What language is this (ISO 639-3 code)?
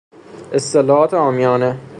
fas